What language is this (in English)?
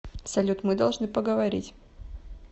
Russian